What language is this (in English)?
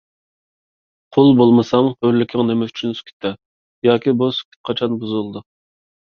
Uyghur